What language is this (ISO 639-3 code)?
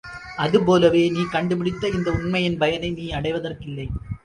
tam